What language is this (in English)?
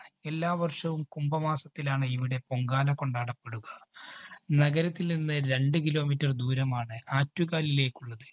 Malayalam